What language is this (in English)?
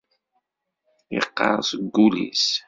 Kabyle